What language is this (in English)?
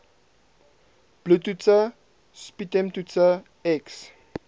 Afrikaans